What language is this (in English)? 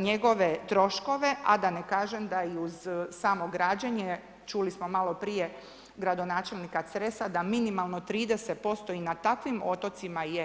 Croatian